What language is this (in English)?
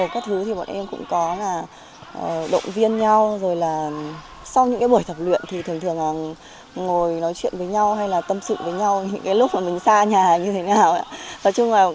Vietnamese